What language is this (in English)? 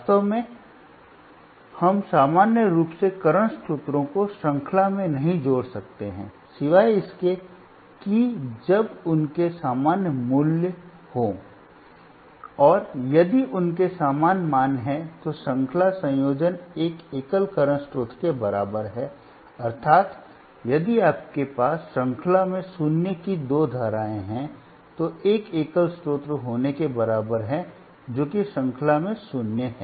Hindi